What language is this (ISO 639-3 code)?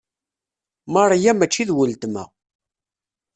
kab